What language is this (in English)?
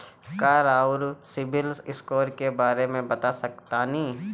Bhojpuri